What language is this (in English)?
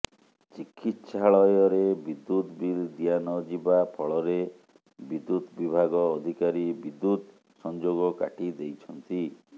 Odia